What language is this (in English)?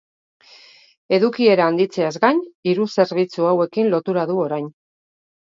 Basque